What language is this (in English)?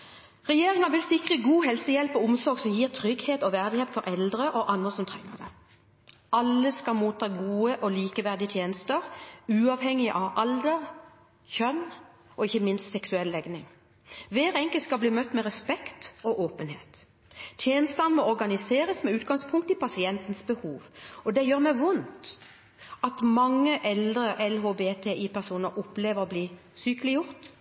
Norwegian Bokmål